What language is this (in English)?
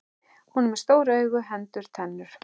Icelandic